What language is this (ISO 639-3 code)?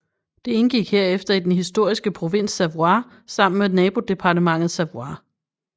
dan